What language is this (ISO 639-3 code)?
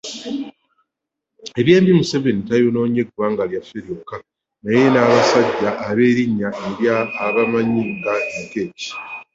lug